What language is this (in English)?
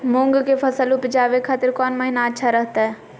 Magahi